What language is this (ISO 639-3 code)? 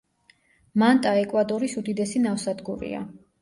kat